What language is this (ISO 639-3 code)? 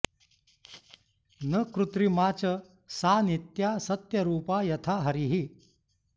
san